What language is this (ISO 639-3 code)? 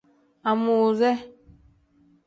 kdh